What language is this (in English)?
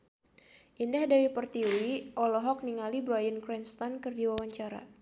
Sundanese